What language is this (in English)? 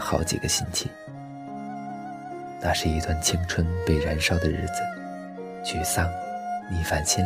Chinese